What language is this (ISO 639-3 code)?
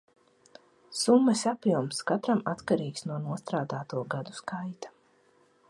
lav